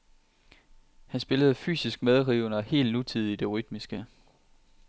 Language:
Danish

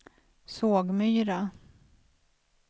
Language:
Swedish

